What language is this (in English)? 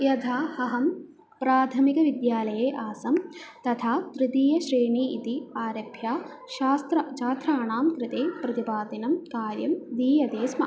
Sanskrit